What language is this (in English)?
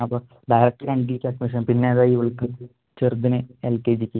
Malayalam